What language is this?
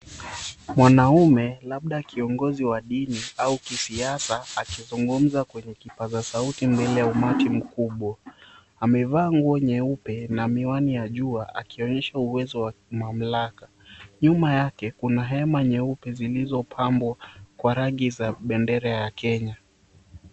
Swahili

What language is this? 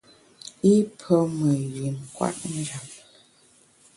Bamun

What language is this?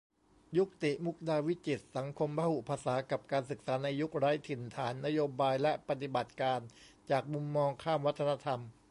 Thai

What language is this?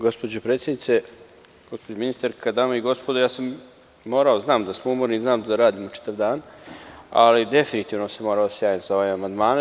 Serbian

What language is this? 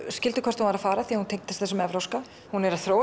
Icelandic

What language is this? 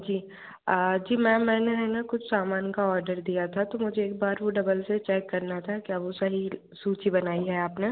Hindi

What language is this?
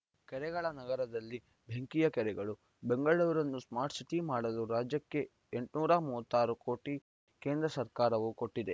Kannada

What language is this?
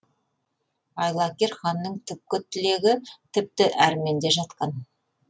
Kazakh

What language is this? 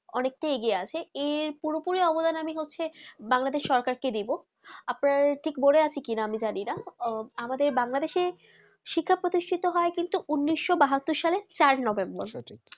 Bangla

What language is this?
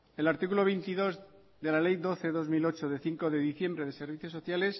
Spanish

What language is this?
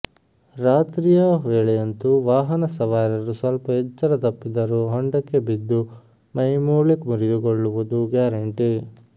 Kannada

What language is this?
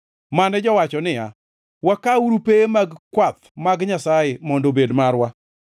Luo (Kenya and Tanzania)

